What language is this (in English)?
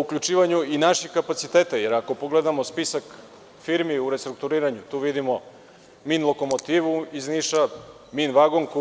Serbian